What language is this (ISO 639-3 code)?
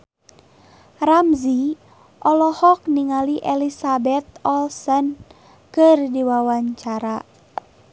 sun